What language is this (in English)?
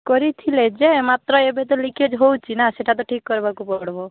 Odia